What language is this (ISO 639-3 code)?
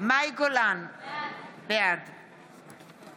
heb